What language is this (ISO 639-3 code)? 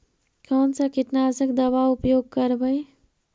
mag